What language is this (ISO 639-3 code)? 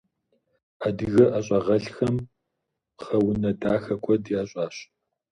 kbd